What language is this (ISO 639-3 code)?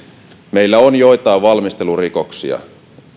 fin